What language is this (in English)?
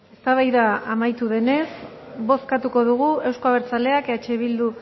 Basque